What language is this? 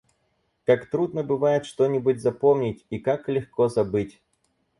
Russian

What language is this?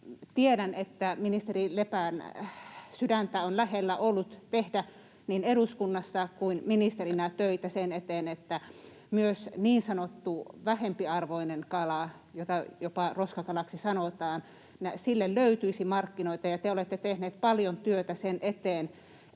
Finnish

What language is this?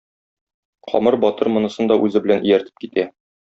Tatar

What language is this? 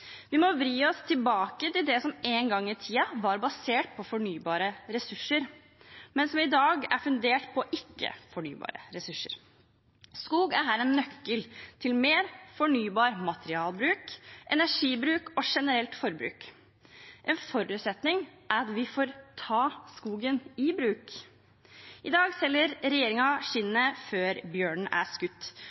Norwegian Bokmål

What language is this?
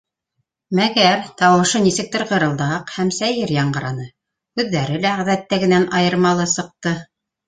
Bashkir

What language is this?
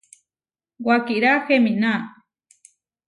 Huarijio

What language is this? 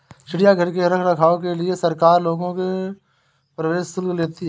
Hindi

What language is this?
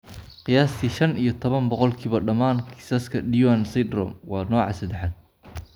Somali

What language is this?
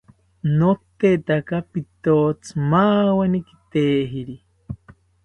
South Ucayali Ashéninka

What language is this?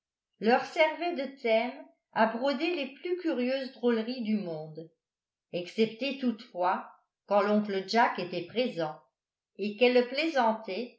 French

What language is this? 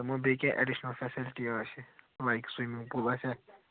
Kashmiri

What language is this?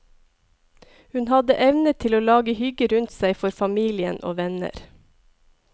Norwegian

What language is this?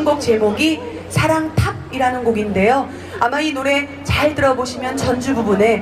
Korean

